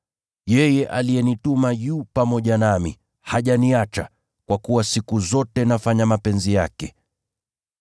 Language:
Swahili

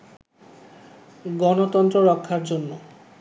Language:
Bangla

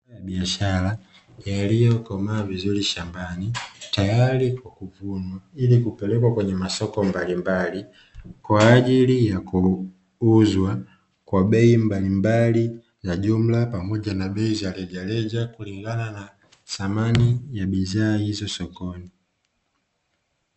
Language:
Swahili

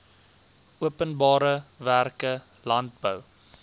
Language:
Afrikaans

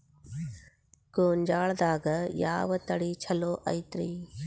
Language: Kannada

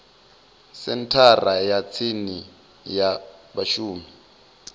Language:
Venda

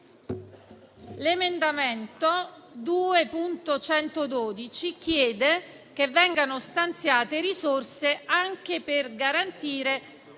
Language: Italian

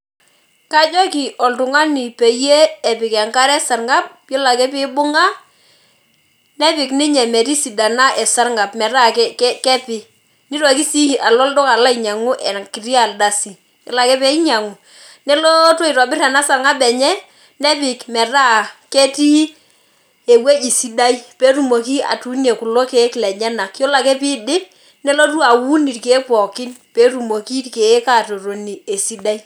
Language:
Masai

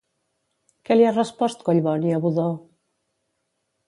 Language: Catalan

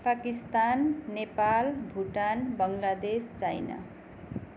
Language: Nepali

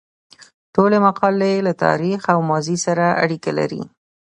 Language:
Pashto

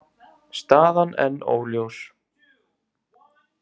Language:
Icelandic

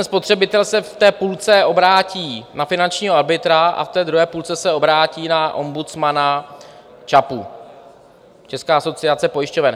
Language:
Czech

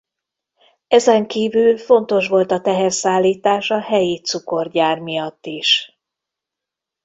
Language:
Hungarian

